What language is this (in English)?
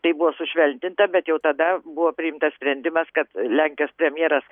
Lithuanian